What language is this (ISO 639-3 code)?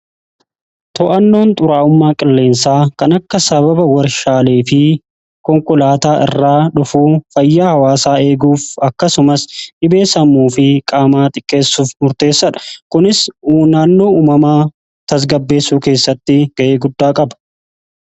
orm